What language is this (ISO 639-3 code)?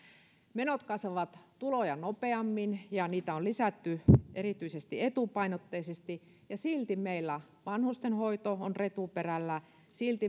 fin